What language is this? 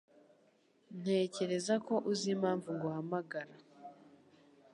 Kinyarwanda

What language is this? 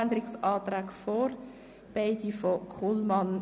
Swiss German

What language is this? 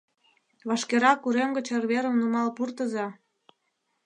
Mari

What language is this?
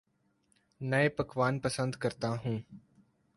Urdu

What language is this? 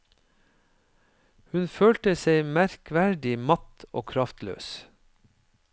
Norwegian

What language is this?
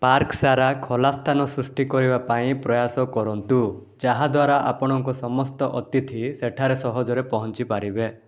Odia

